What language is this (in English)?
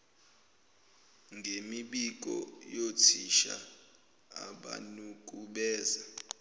Zulu